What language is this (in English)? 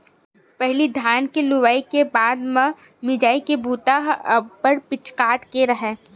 Chhattisgarhi